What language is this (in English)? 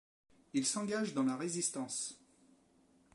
French